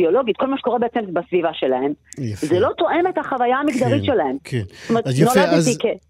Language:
Hebrew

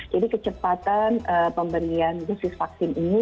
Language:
Indonesian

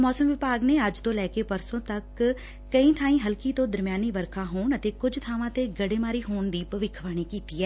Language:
Punjabi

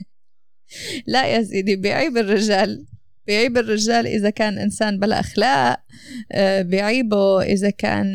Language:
Arabic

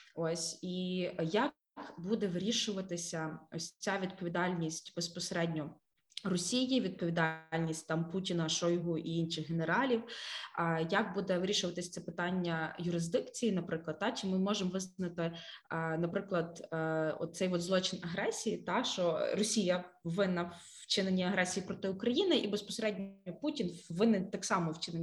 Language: Ukrainian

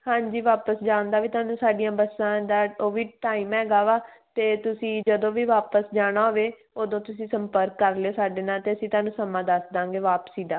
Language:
Punjabi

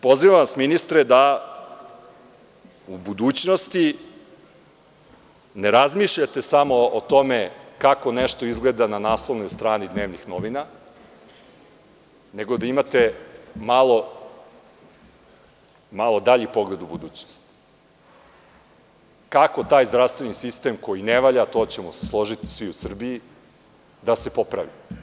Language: Serbian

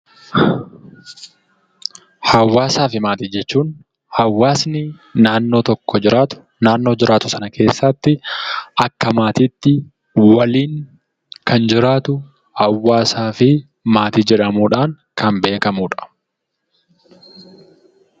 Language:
Oromo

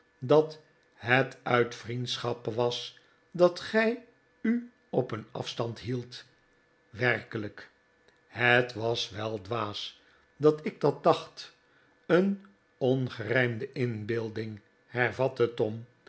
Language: Dutch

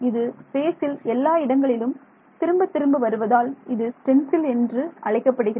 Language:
Tamil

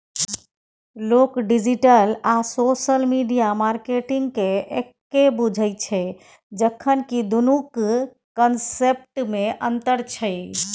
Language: Maithili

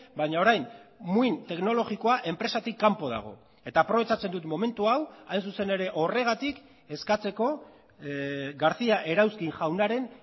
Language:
Basque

